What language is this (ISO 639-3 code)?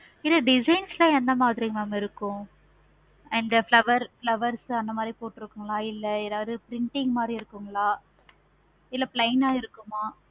tam